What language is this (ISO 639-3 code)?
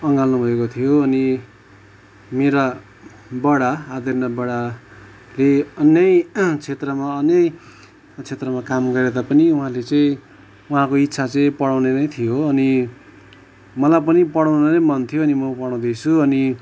nep